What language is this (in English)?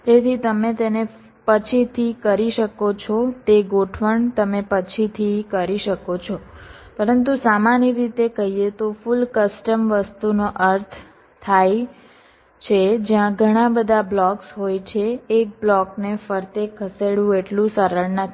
Gujarati